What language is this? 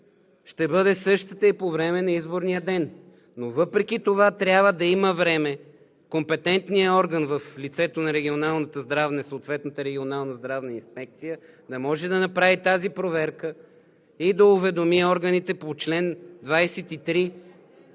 Bulgarian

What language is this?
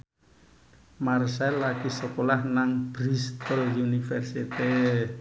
Javanese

